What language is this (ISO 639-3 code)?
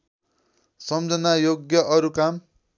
nep